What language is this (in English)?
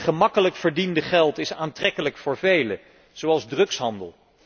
Dutch